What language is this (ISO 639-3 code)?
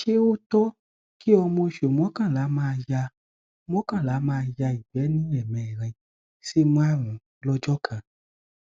yor